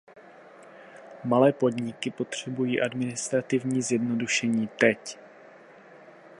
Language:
Czech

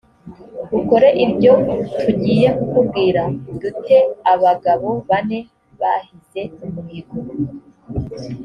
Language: Kinyarwanda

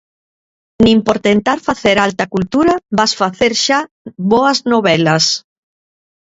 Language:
Galician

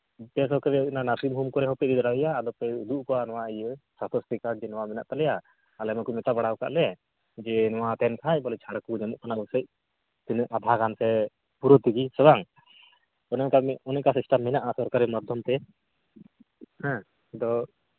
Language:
Santali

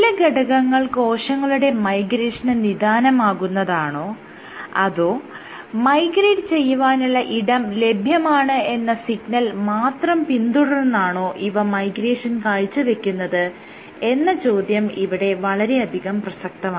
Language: Malayalam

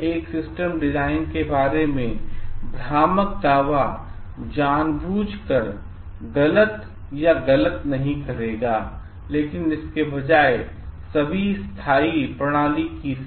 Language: Hindi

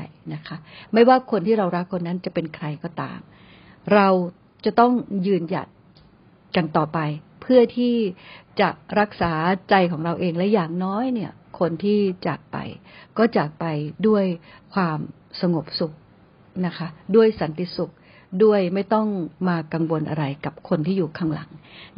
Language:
Thai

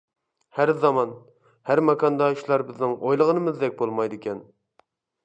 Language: Uyghur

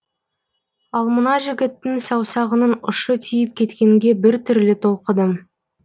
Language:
Kazakh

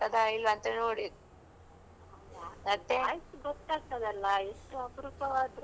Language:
Kannada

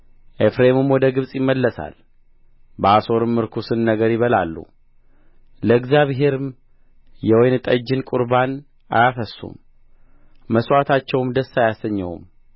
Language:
Amharic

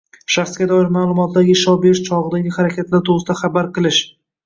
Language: Uzbek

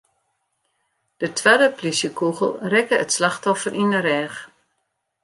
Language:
Western Frisian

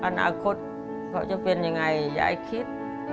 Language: Thai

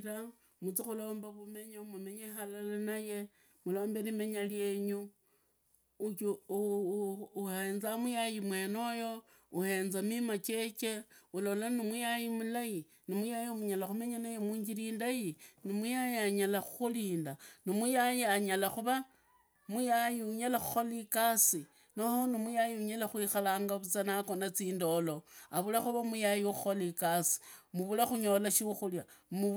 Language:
Idakho-Isukha-Tiriki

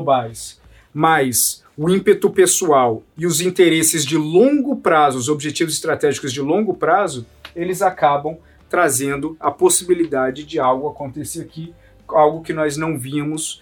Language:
Portuguese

